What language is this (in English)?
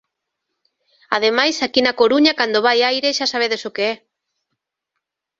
Galician